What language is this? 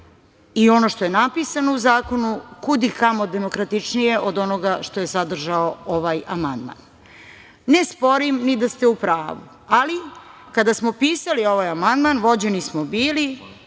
Serbian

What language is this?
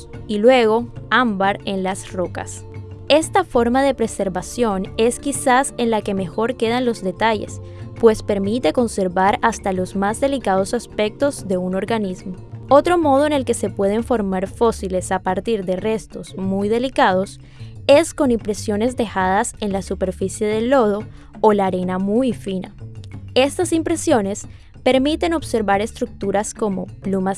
Spanish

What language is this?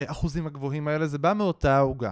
Hebrew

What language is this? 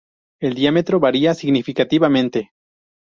Spanish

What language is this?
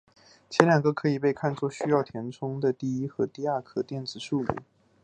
Chinese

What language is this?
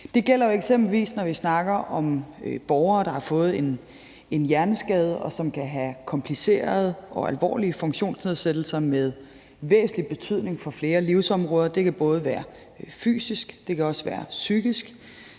Danish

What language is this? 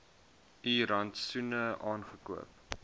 Afrikaans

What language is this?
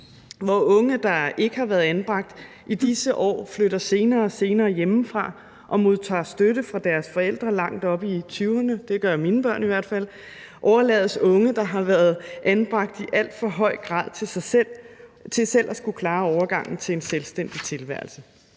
Danish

